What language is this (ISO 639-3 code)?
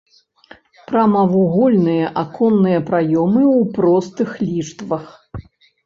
bel